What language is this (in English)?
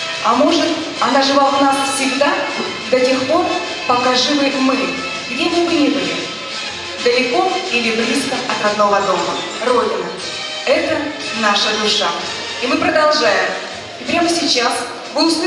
Russian